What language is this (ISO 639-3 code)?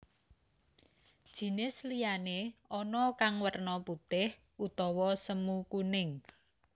jav